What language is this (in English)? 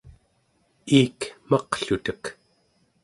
Central Yupik